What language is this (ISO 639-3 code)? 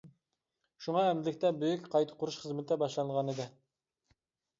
uig